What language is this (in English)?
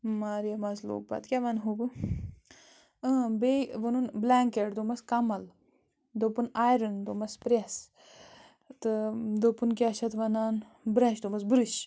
Kashmiri